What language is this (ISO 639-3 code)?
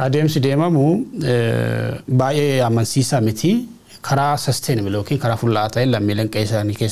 ara